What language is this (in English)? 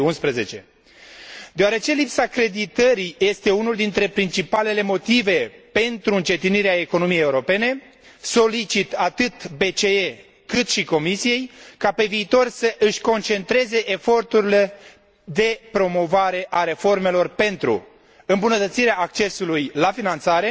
Romanian